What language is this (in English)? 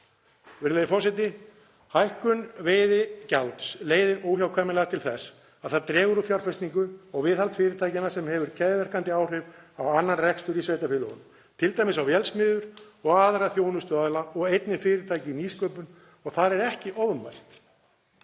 Icelandic